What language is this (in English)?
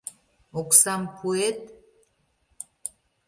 Mari